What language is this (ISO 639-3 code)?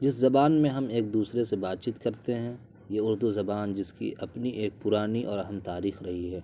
urd